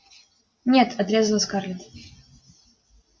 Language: Russian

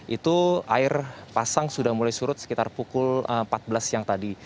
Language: Indonesian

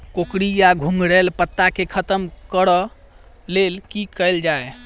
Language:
Maithili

